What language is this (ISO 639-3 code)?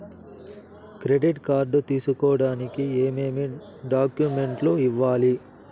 tel